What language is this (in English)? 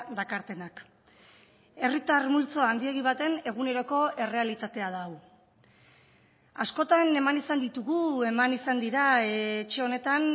Basque